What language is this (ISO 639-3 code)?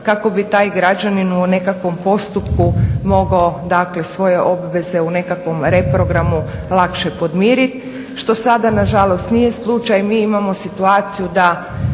hrv